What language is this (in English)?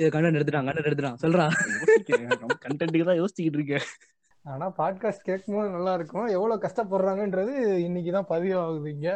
Tamil